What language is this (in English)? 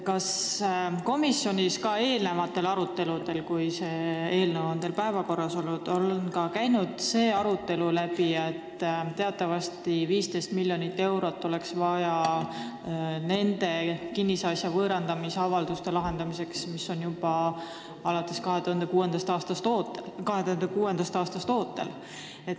Estonian